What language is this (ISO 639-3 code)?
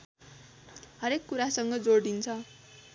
nep